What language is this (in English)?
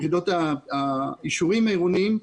Hebrew